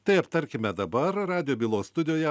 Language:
Lithuanian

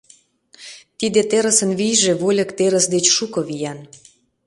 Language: Mari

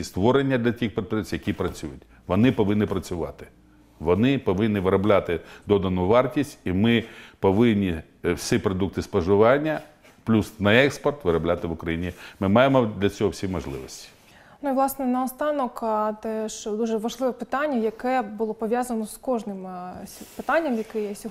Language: Ukrainian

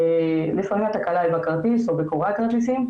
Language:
Hebrew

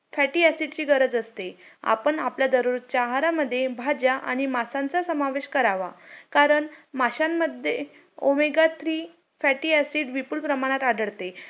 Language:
Marathi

